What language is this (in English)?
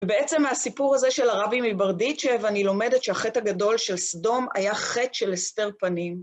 Hebrew